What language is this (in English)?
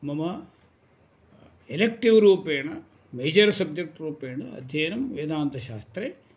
Sanskrit